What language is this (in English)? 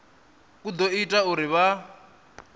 Venda